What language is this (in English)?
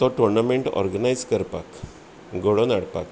Konkani